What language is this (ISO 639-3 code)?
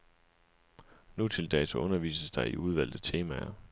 dan